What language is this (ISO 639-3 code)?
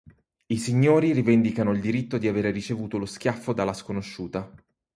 ita